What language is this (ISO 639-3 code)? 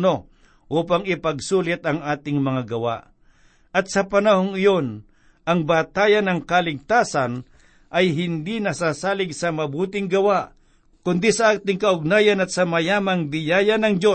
fil